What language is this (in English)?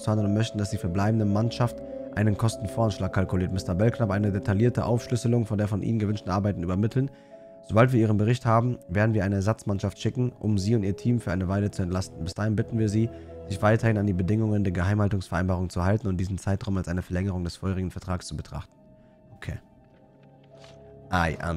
German